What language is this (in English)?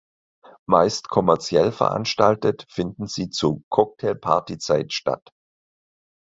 German